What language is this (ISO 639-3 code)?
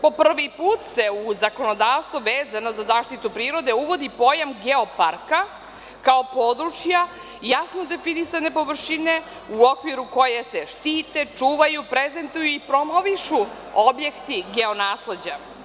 srp